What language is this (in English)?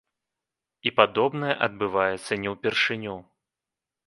Belarusian